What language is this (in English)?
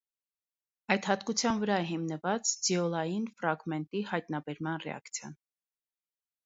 Armenian